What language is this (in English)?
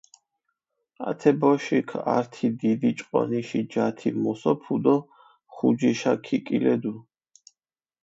Mingrelian